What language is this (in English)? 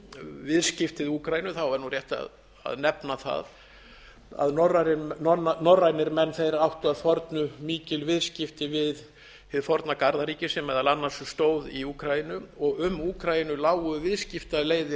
Icelandic